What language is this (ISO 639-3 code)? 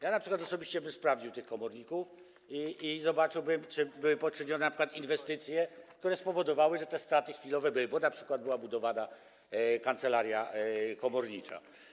pol